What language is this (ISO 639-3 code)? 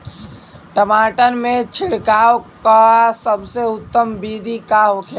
bho